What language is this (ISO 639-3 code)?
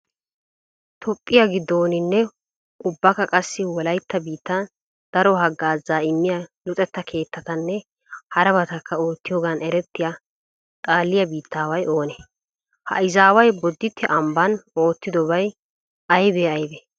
wal